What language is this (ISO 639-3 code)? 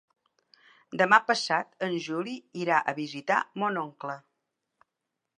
cat